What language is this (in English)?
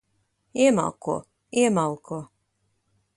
Latvian